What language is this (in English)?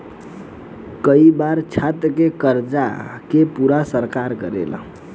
Bhojpuri